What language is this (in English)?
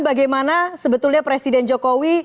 Indonesian